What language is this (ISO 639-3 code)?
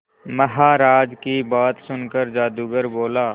hin